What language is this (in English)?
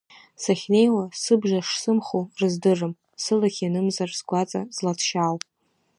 Abkhazian